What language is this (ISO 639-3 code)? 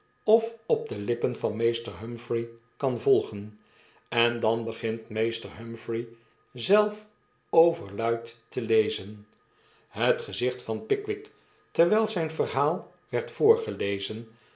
nld